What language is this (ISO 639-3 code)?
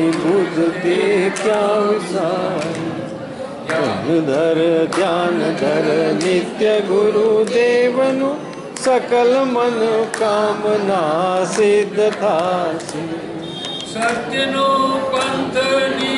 tha